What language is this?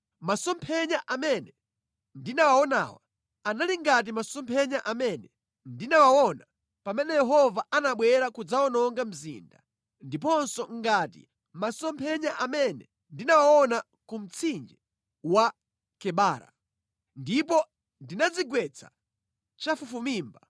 Nyanja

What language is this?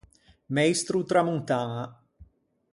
Ligurian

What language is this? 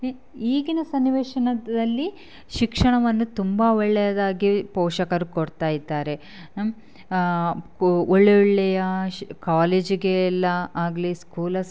Kannada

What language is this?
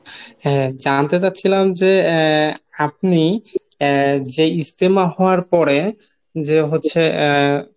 Bangla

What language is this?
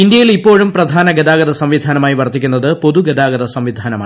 Malayalam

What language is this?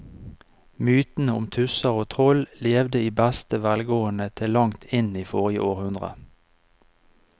Norwegian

